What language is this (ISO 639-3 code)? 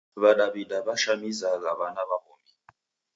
dav